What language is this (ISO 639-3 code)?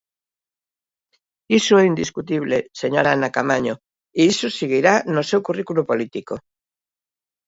glg